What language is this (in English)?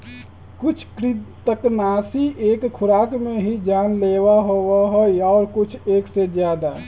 Magahi